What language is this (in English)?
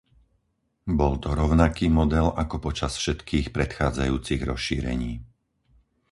Slovak